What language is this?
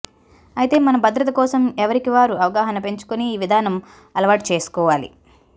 Telugu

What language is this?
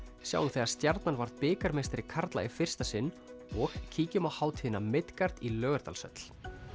Icelandic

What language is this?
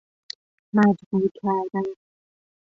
Persian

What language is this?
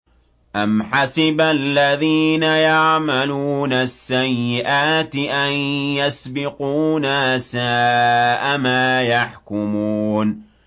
Arabic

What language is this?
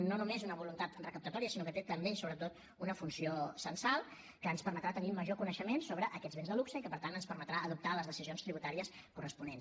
Catalan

